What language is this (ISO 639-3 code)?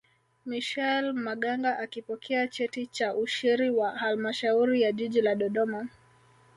swa